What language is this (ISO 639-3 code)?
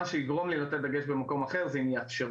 heb